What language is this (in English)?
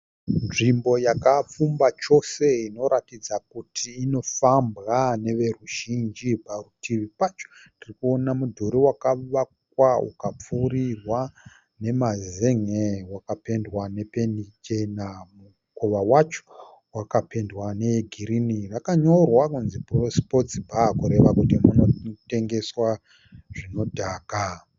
Shona